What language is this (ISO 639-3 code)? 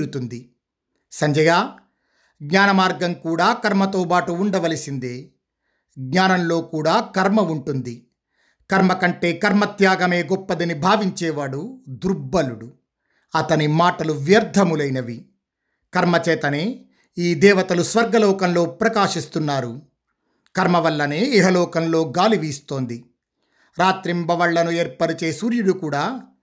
tel